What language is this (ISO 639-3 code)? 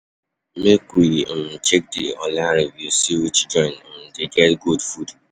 pcm